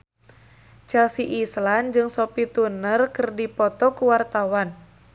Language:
Sundanese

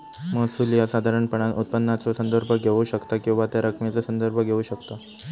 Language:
Marathi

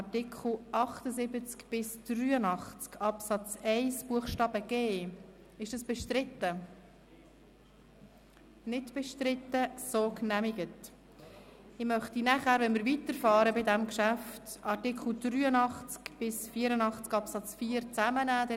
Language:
Swiss German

